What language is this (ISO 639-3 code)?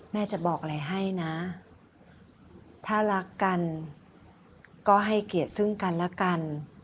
tha